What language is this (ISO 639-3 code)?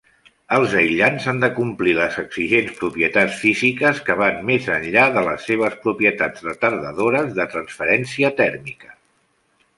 cat